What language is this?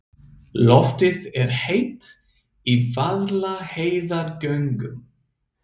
Icelandic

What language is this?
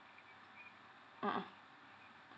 English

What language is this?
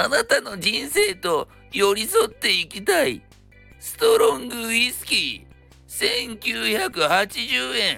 Japanese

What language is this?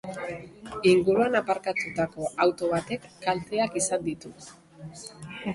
Basque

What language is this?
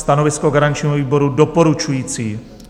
Czech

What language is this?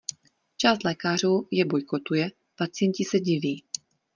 Czech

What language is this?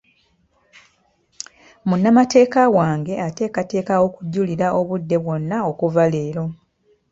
Ganda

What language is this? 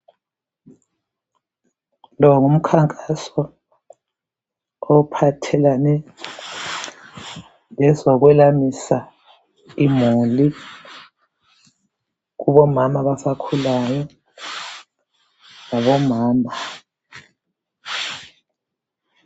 North Ndebele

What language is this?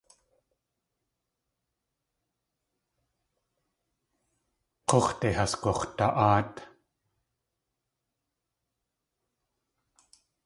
Tlingit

